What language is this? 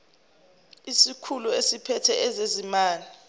Zulu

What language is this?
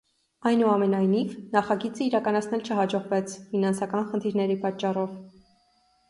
Armenian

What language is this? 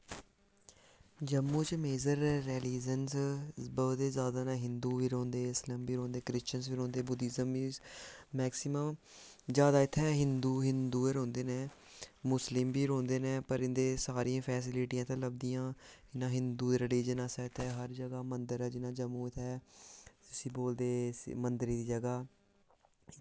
Dogri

